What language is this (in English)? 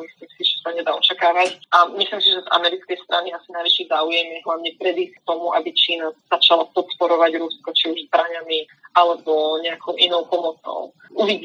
Slovak